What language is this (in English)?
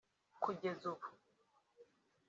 Kinyarwanda